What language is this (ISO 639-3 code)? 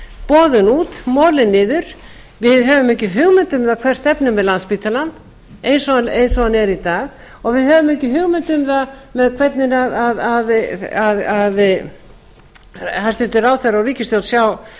isl